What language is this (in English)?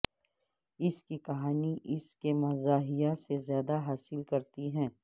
Urdu